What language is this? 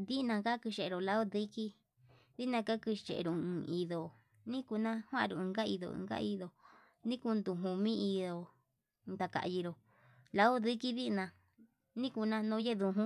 Yutanduchi Mixtec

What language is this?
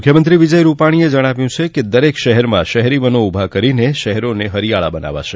Gujarati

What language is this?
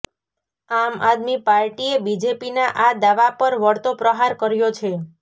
Gujarati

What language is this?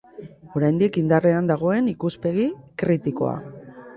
Basque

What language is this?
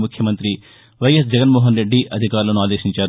Telugu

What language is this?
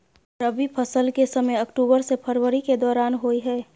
Maithili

